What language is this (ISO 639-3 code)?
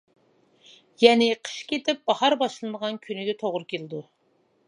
uig